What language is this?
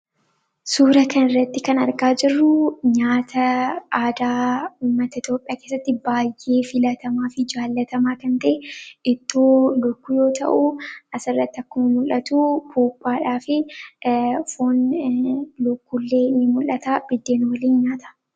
Oromo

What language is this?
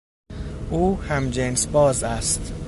Persian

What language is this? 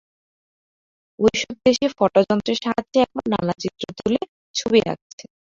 Bangla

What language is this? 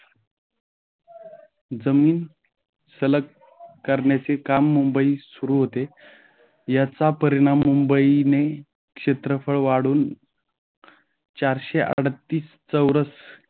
Marathi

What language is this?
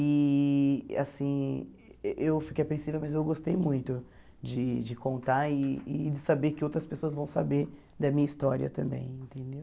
Portuguese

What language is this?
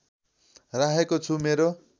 Nepali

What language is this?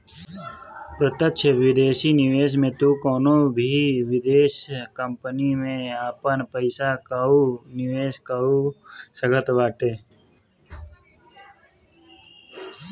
Bhojpuri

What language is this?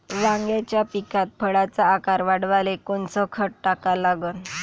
Marathi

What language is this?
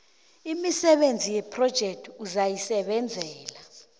South Ndebele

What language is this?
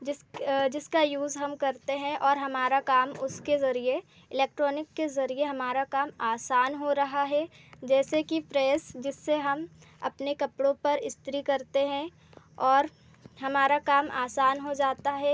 Hindi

